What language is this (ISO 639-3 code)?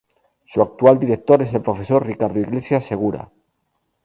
spa